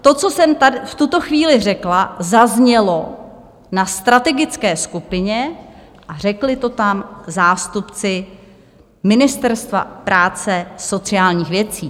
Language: Czech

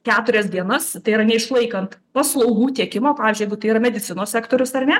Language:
Lithuanian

